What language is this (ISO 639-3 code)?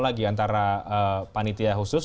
ind